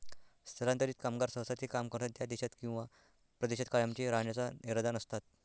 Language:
Marathi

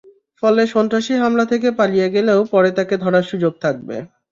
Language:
Bangla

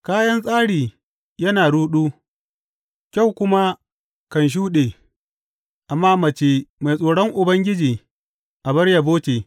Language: Hausa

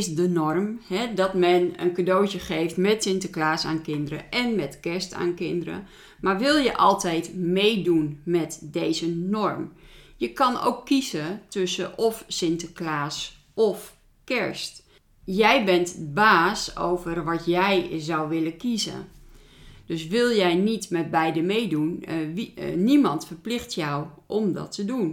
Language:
Dutch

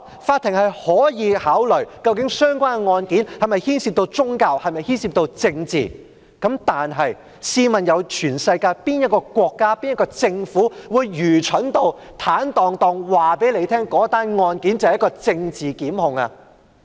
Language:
Cantonese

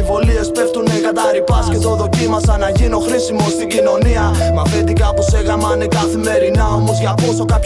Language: Greek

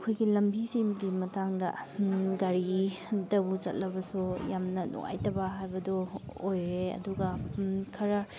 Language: Manipuri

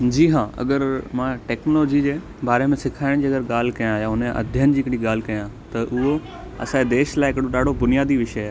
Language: Sindhi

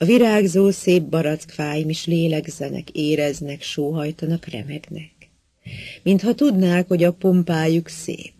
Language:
Hungarian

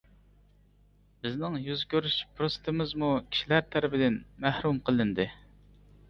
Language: Uyghur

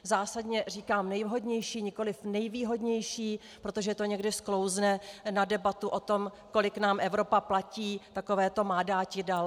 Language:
Czech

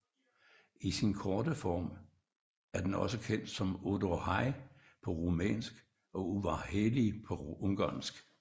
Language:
Danish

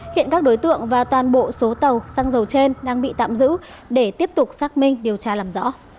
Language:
Vietnamese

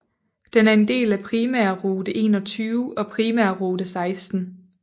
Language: Danish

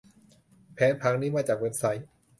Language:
Thai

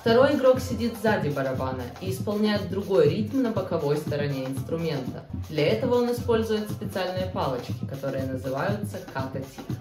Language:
Russian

